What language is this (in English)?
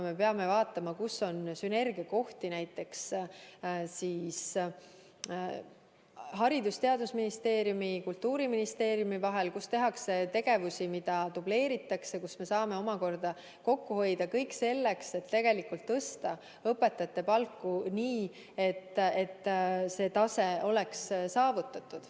Estonian